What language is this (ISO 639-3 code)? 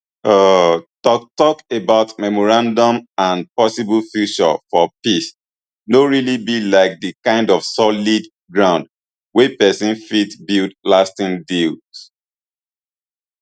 pcm